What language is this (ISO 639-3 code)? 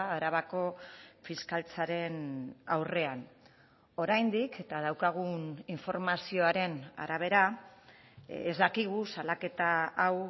eus